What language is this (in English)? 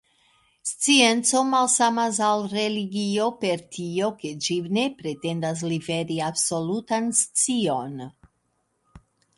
Esperanto